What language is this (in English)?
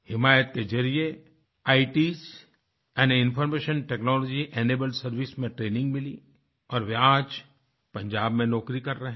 Hindi